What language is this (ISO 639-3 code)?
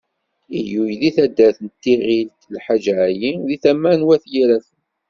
kab